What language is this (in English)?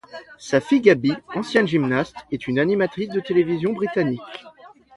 French